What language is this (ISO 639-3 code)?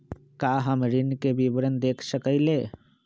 mag